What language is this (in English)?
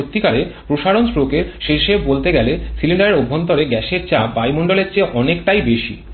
Bangla